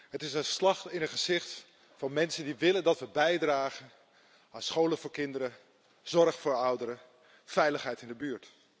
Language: Dutch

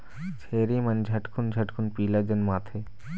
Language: Chhattisgarhi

